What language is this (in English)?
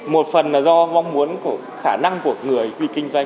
Vietnamese